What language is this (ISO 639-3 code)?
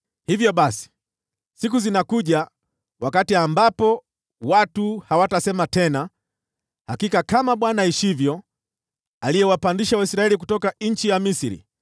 swa